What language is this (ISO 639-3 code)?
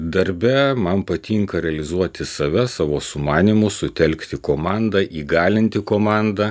lit